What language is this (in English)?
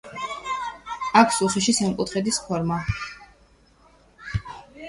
Georgian